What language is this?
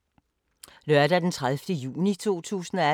Danish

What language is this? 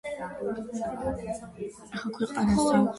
Georgian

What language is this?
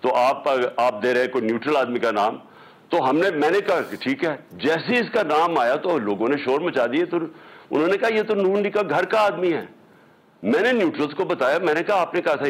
Hindi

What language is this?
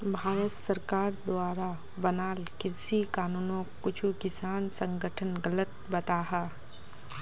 Magahi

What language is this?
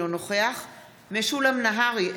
Hebrew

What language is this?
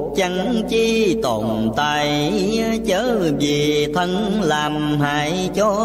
Vietnamese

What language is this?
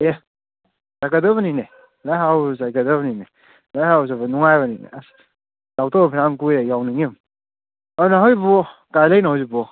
Manipuri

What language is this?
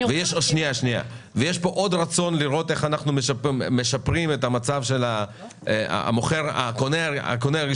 Hebrew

